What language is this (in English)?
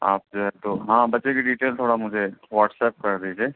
Urdu